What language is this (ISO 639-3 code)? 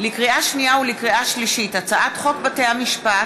heb